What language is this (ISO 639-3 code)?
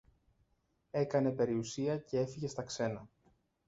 ell